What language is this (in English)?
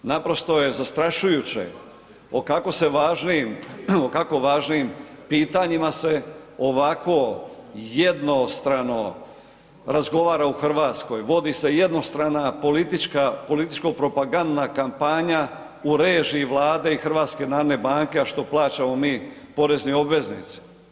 Croatian